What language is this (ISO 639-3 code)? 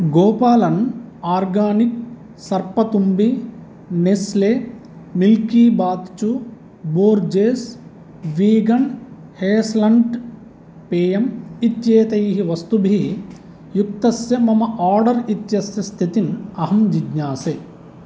san